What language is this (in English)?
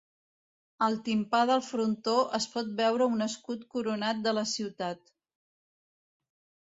Catalan